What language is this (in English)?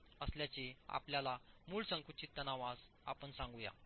Marathi